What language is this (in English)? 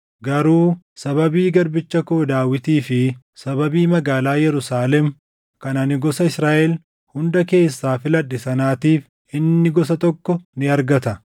Oromo